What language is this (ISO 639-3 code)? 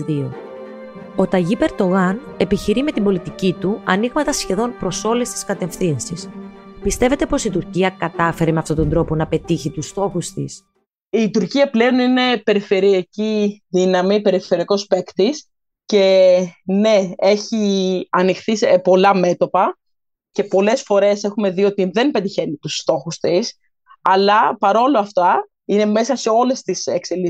ell